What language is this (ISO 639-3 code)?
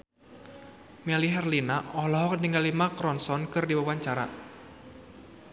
sun